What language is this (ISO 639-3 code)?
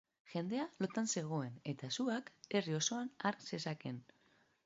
eus